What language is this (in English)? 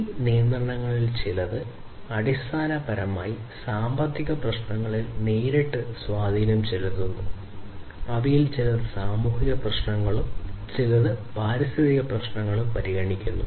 Malayalam